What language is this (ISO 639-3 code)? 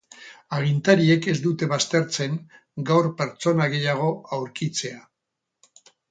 eus